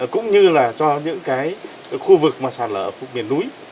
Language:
Vietnamese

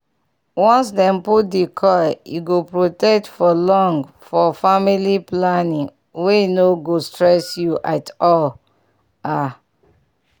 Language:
Nigerian Pidgin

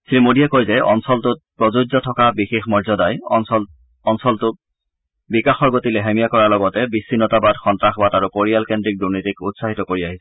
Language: Assamese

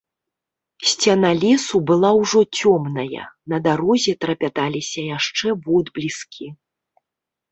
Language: Belarusian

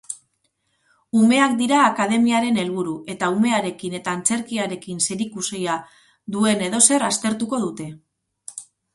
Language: Basque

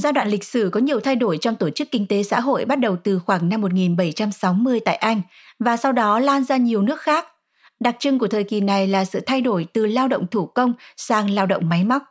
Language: Vietnamese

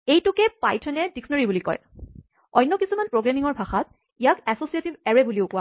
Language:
Assamese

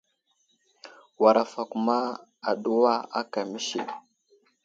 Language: Wuzlam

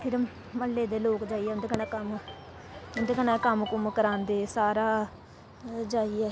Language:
Dogri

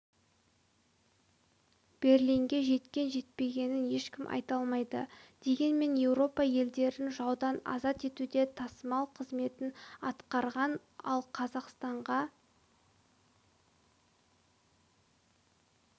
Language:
Kazakh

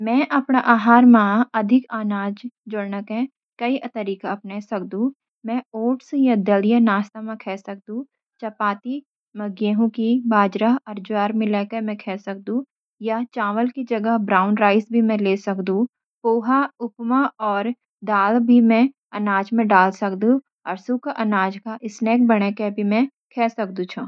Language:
Garhwali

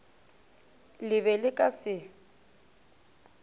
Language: Northern Sotho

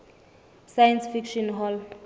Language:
Southern Sotho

